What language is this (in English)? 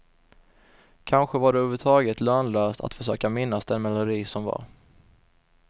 Swedish